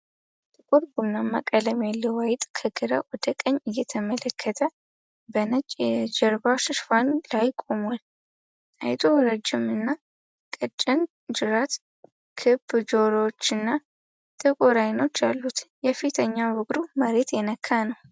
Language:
Amharic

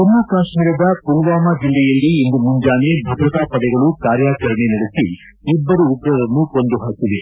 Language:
Kannada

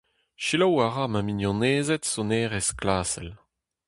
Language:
Breton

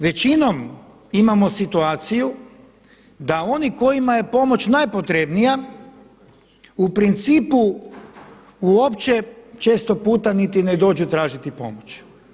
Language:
Croatian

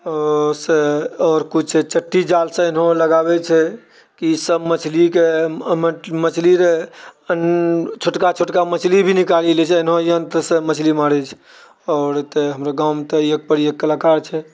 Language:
Maithili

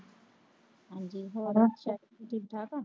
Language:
Punjabi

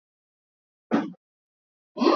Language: Swahili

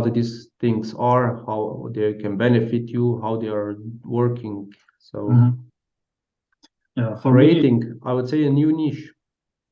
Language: English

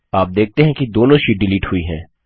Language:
Hindi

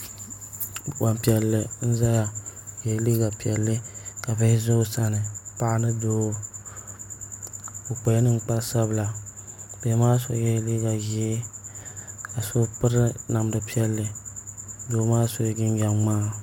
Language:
Dagbani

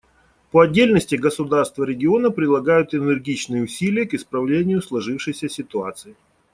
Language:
Russian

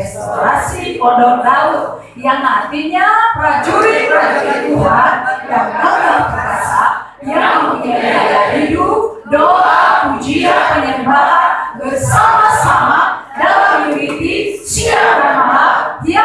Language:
Indonesian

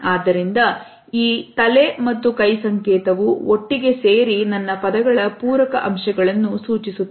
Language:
Kannada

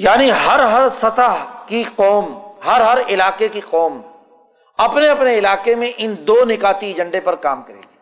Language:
Urdu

